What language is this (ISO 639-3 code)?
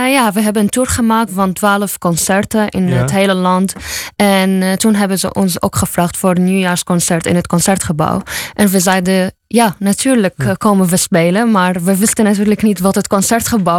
nld